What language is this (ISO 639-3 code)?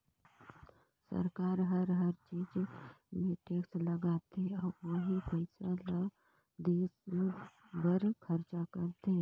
hne